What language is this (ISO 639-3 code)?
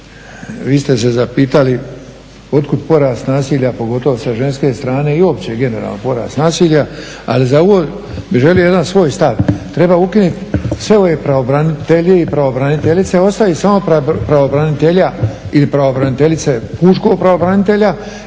hrv